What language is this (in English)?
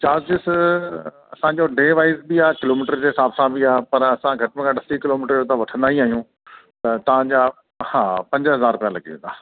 Sindhi